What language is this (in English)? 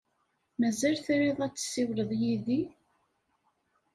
Kabyle